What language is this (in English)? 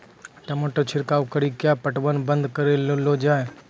Maithili